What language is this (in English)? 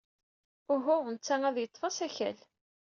Kabyle